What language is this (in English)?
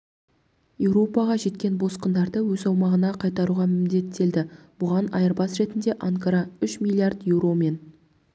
Kazakh